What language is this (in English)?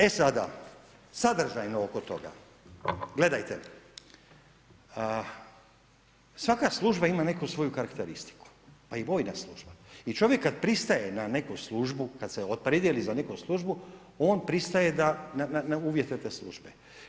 Croatian